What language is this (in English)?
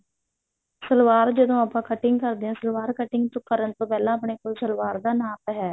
Punjabi